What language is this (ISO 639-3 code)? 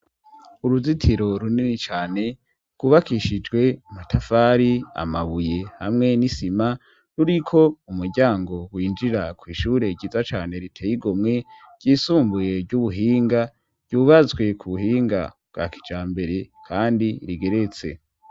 run